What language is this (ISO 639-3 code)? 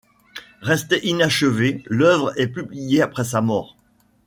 fra